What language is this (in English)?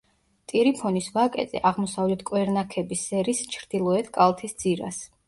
Georgian